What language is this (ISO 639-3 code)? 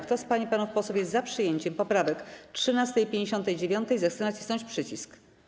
pol